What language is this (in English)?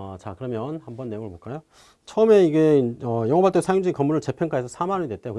Korean